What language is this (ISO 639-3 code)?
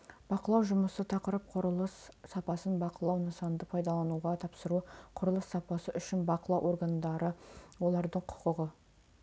kaz